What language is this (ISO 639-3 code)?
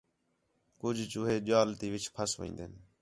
xhe